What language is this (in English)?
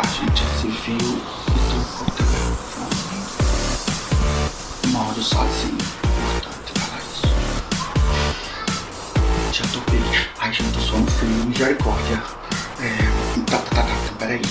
Portuguese